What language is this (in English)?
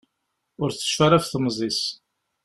Kabyle